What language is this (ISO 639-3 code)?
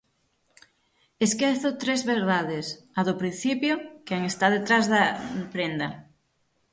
glg